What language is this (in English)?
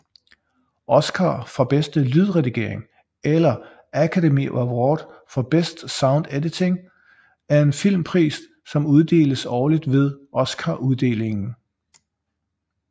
Danish